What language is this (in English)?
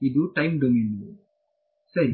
Kannada